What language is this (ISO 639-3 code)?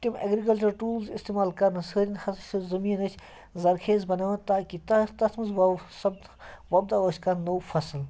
kas